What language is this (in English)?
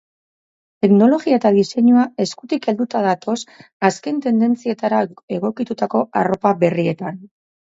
Basque